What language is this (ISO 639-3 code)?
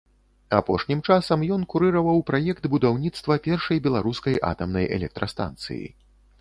bel